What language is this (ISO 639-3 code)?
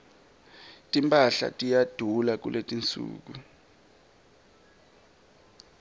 ssw